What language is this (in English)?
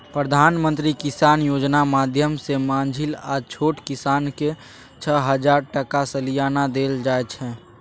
Maithili